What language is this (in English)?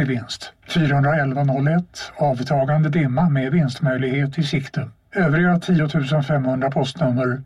Swedish